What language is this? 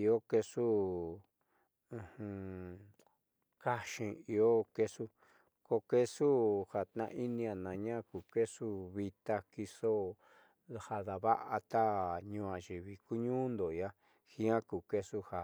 Southeastern Nochixtlán Mixtec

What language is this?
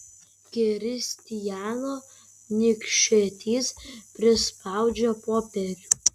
Lithuanian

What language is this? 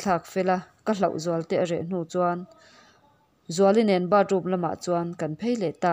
Vietnamese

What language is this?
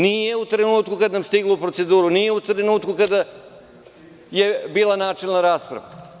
Serbian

